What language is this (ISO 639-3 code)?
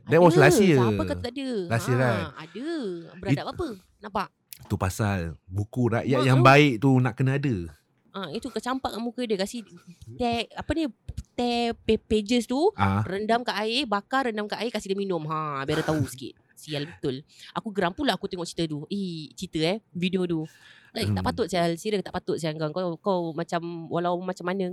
msa